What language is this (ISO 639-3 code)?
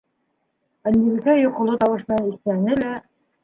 bak